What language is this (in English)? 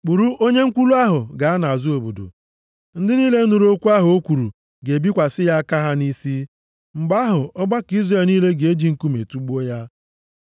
Igbo